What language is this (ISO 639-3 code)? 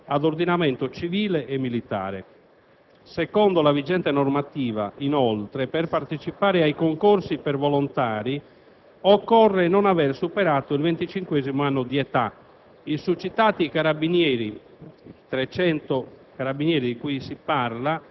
ita